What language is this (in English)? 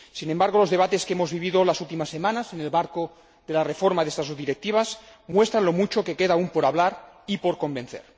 Spanish